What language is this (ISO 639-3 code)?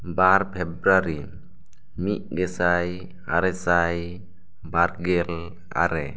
sat